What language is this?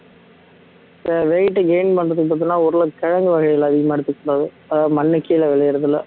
Tamil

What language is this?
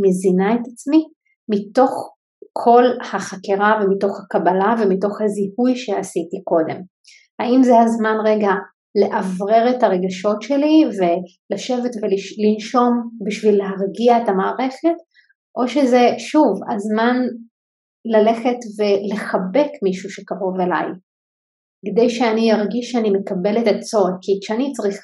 Hebrew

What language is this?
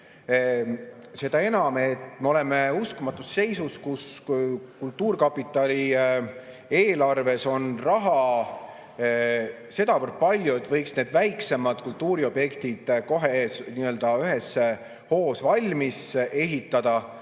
Estonian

